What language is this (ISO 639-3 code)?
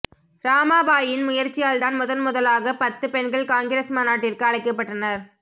tam